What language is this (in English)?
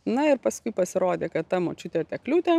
Lithuanian